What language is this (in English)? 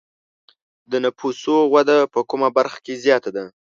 Pashto